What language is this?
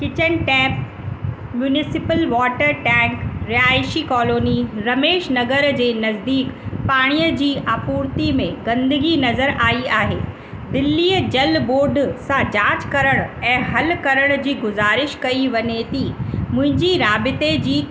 Sindhi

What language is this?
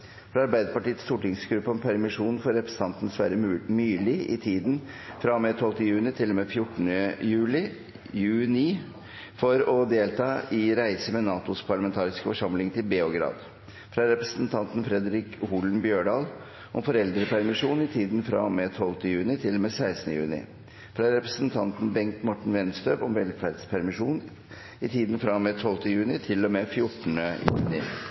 Norwegian Bokmål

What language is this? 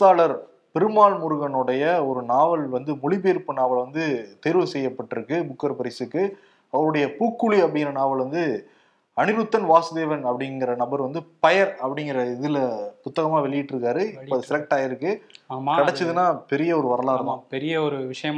Tamil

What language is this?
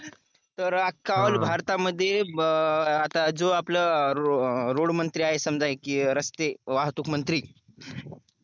Marathi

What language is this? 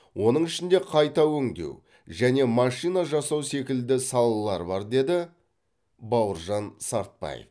Kazakh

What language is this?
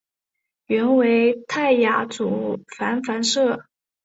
Chinese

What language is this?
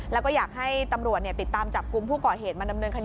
Thai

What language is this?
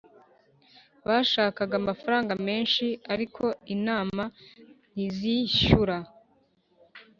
Kinyarwanda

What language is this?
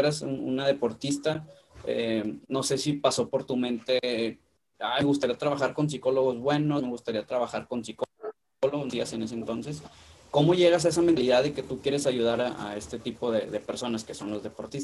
Spanish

